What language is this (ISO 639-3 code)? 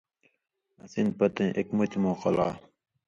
mvy